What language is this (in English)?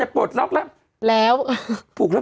Thai